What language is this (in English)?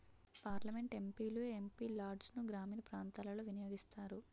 Telugu